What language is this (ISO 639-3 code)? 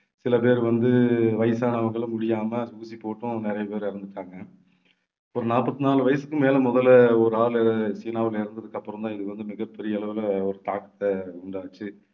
tam